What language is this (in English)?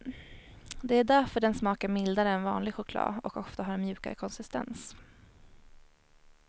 Swedish